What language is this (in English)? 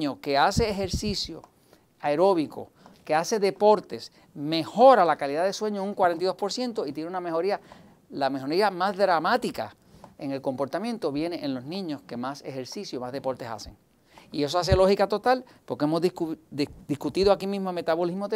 Spanish